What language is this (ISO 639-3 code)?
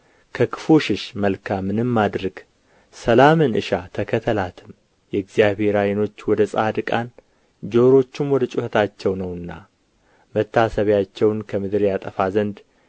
amh